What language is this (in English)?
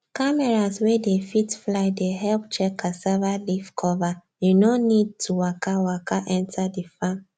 Nigerian Pidgin